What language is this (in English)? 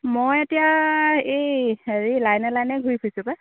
Assamese